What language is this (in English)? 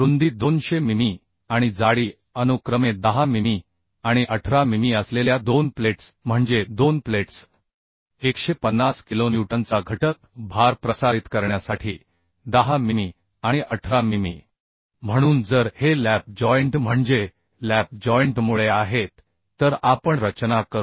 Marathi